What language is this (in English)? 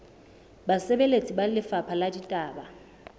Southern Sotho